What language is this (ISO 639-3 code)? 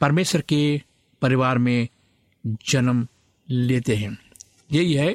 hin